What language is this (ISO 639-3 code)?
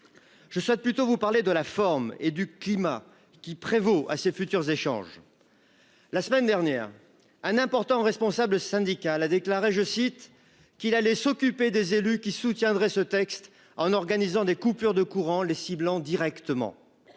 fra